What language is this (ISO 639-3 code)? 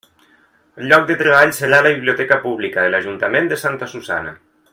cat